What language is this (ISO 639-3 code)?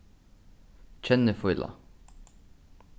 fao